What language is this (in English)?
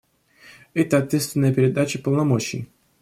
Russian